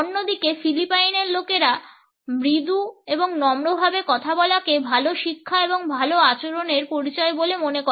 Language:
Bangla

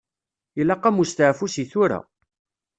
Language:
Kabyle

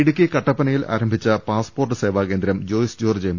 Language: Malayalam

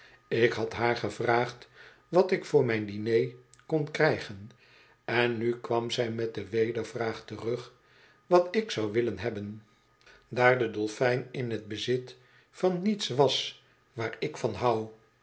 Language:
Dutch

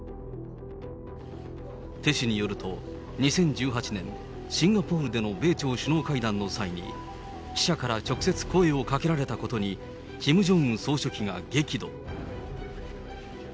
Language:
Japanese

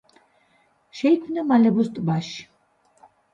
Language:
Georgian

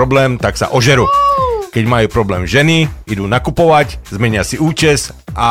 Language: Slovak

